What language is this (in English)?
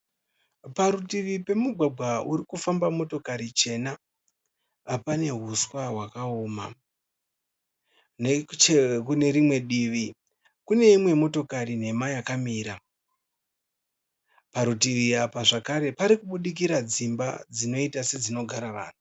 Shona